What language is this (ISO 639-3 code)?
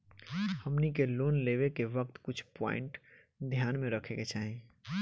bho